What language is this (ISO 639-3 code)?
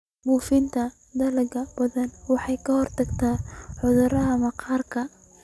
som